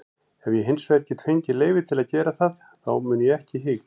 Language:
Icelandic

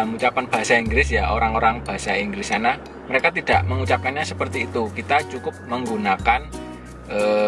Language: Indonesian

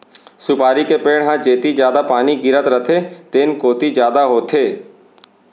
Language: Chhattisgarhi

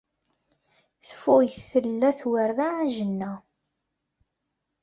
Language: Kabyle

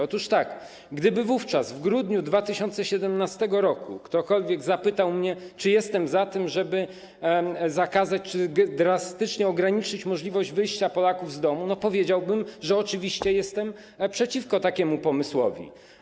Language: Polish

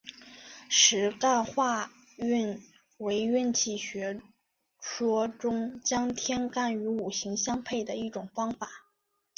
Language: Chinese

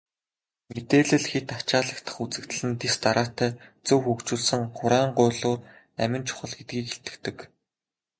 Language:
Mongolian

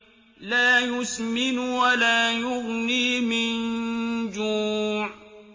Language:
Arabic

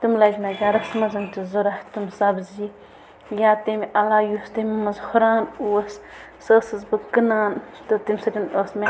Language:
Kashmiri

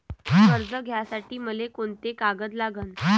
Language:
Marathi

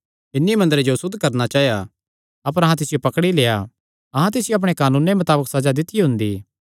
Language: Kangri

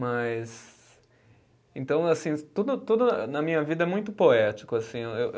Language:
Portuguese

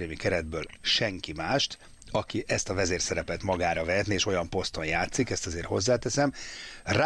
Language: Hungarian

